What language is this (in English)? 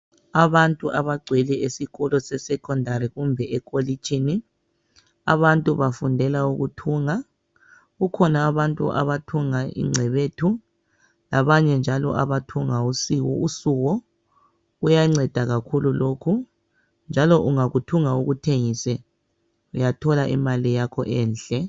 North Ndebele